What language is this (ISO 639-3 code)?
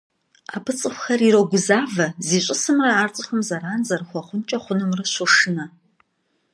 kbd